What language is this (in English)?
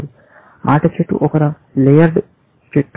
Telugu